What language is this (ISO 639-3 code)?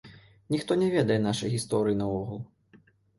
bel